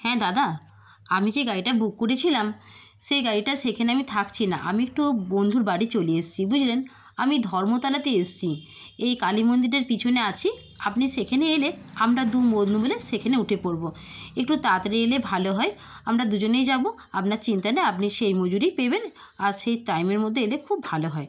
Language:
Bangla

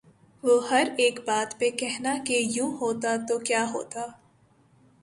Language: Urdu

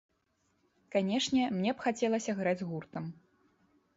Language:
Belarusian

